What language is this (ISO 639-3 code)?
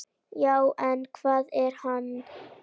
isl